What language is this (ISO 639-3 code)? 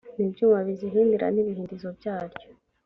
kin